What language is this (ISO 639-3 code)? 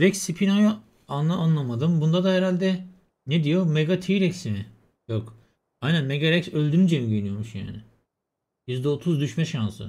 tur